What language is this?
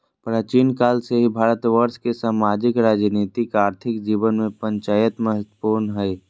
Magahi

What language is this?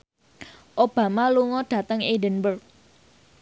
Javanese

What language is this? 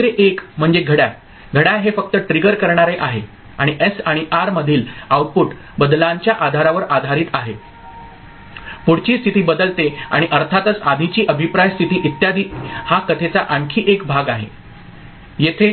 Marathi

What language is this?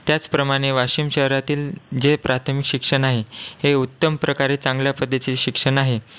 Marathi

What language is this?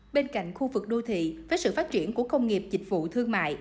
Vietnamese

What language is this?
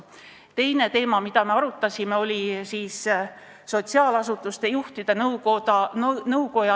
Estonian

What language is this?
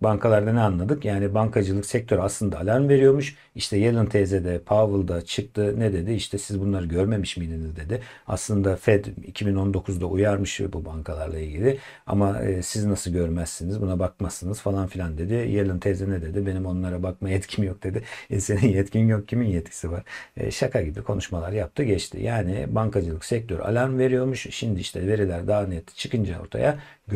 Turkish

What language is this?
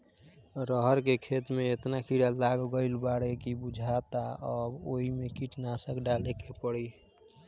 Bhojpuri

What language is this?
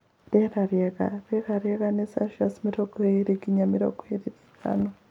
Kikuyu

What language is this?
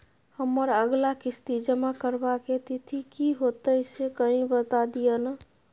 Maithili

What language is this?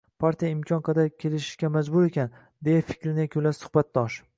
Uzbek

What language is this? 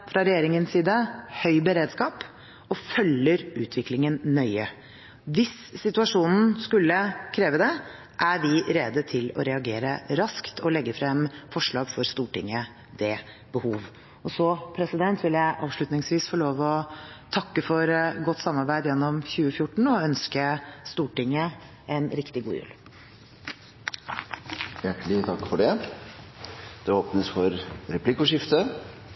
Norwegian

